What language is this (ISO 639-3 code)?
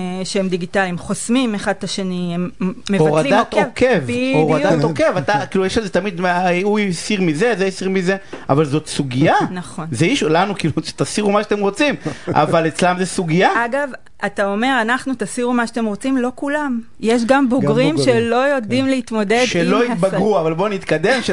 heb